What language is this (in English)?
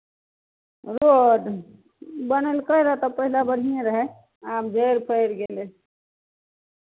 Maithili